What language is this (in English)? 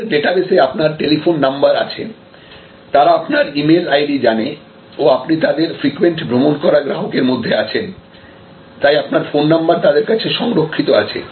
Bangla